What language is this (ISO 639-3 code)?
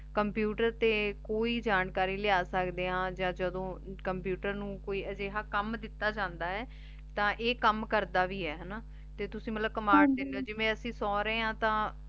pan